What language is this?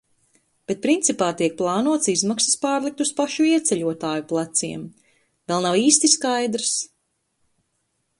Latvian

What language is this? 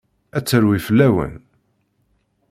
Kabyle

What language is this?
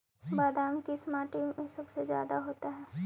Magahi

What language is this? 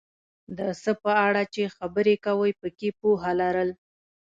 Pashto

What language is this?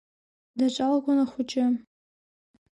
Abkhazian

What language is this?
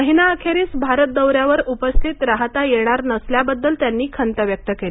Marathi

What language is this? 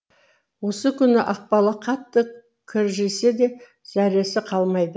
Kazakh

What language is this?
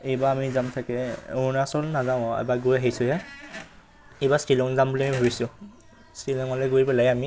Assamese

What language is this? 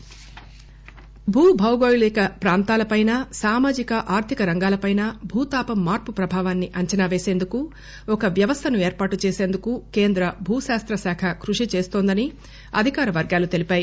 Telugu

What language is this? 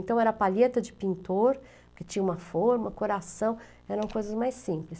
Portuguese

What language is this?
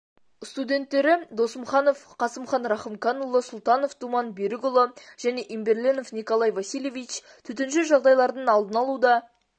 Kazakh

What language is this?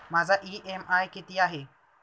Marathi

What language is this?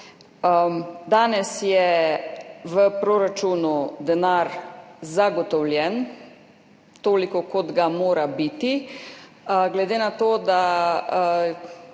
Slovenian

